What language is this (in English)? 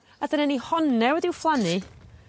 Welsh